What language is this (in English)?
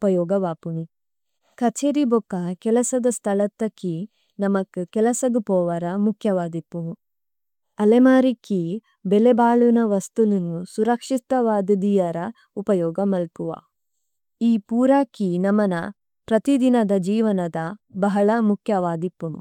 Tulu